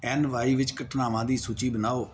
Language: Punjabi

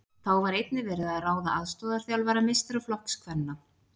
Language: Icelandic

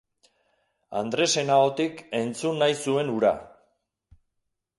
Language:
Basque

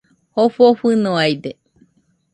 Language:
Nüpode Huitoto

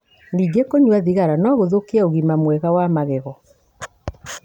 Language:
Kikuyu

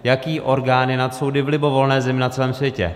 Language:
Czech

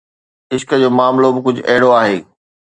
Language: Sindhi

